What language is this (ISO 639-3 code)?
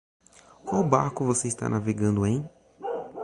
por